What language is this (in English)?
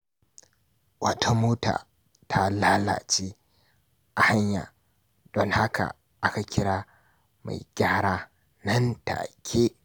Hausa